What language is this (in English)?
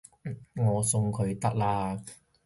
Cantonese